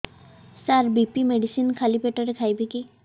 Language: Odia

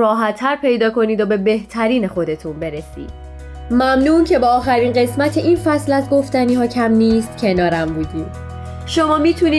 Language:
Persian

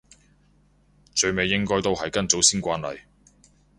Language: Cantonese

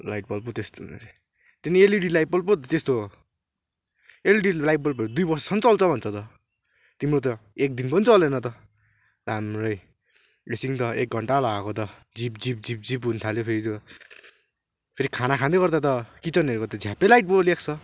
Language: Nepali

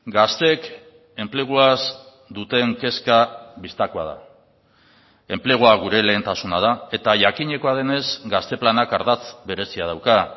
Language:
Basque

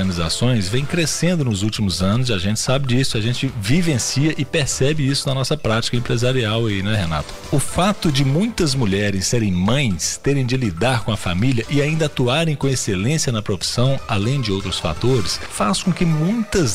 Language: Portuguese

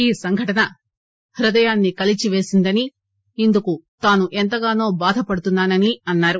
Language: Telugu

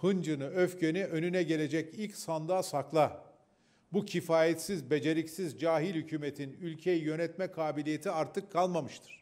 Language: Turkish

